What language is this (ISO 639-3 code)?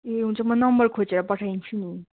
nep